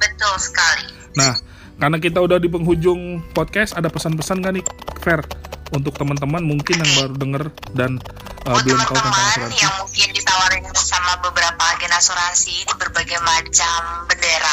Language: Indonesian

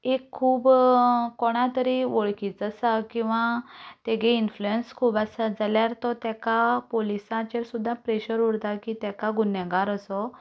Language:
Konkani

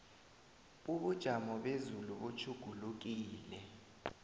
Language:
South Ndebele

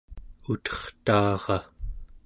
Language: Central Yupik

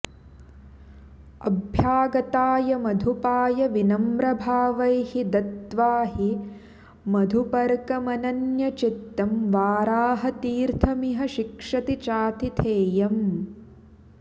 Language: Sanskrit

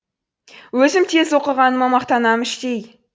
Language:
Kazakh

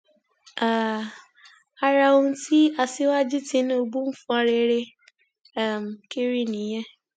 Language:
Yoruba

